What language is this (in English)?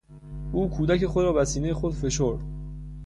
Persian